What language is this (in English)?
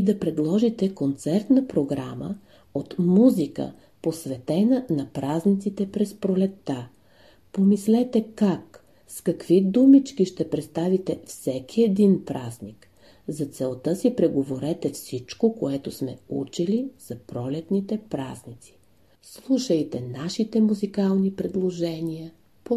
Bulgarian